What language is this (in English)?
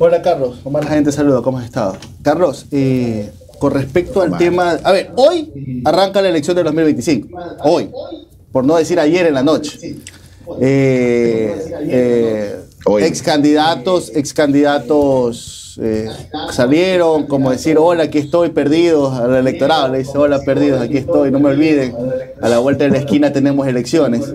Spanish